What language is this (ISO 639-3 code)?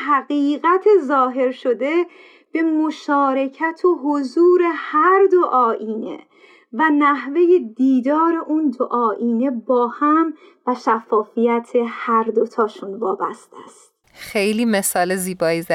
fas